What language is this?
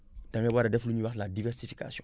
Wolof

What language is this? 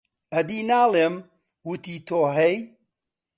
Central Kurdish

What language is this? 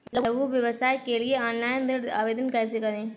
Hindi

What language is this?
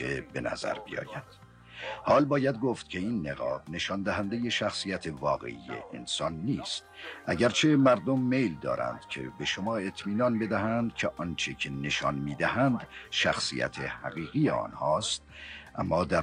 Persian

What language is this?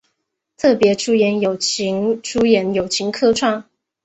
Chinese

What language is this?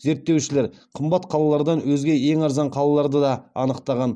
Kazakh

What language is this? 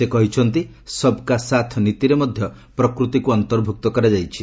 Odia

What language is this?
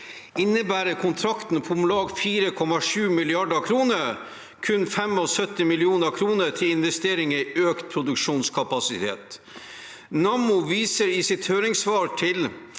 Norwegian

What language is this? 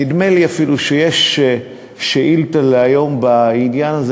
Hebrew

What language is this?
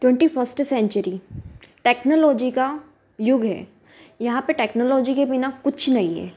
Hindi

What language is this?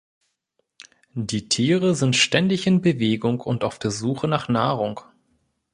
German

